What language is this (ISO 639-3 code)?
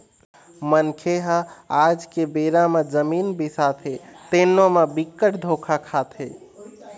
hne